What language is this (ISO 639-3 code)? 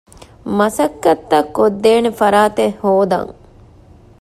div